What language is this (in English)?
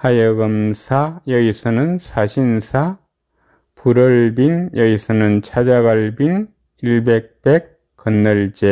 Korean